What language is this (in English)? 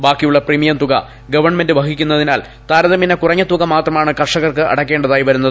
Malayalam